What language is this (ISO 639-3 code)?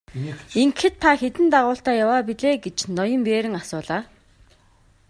mon